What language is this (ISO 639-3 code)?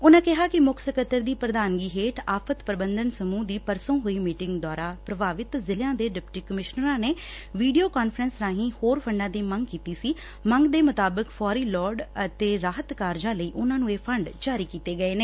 pan